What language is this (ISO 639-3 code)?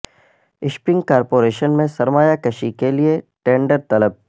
urd